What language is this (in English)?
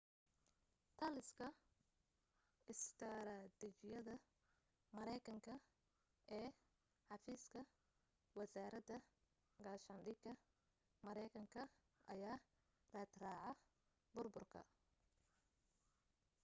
Somali